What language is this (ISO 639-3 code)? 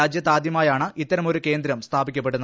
mal